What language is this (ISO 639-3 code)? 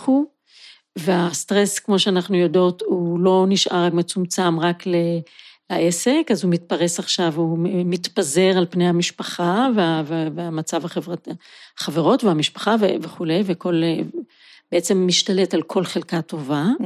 heb